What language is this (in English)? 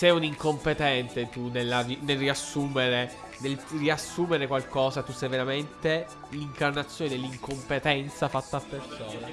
Italian